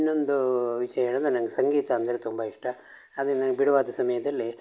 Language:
Kannada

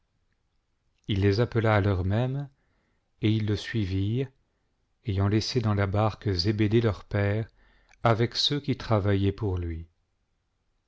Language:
French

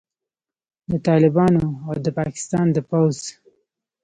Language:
Pashto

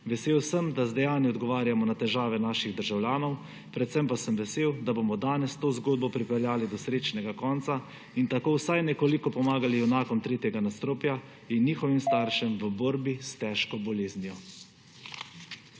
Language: Slovenian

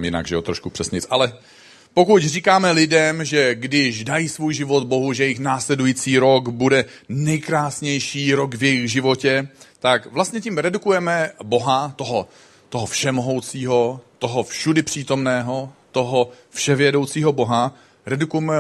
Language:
Czech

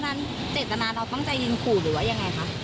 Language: Thai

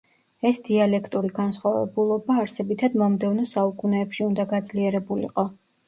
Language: Georgian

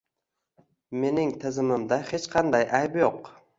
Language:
Uzbek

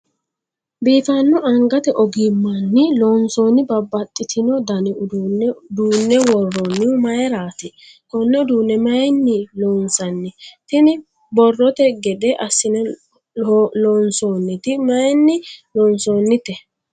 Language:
Sidamo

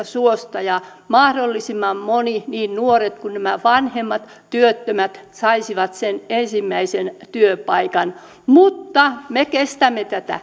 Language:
Finnish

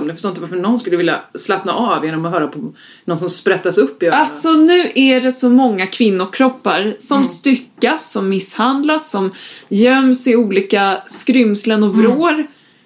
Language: Swedish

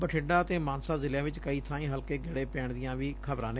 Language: Punjabi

